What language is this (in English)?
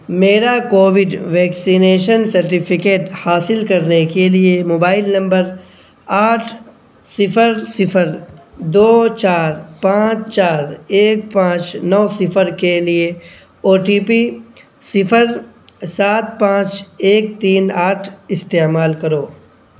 Urdu